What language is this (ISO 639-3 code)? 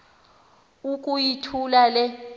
xho